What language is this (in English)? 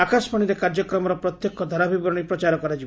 Odia